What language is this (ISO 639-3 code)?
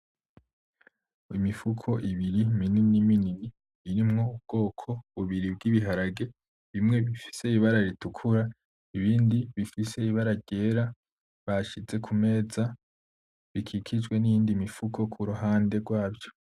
run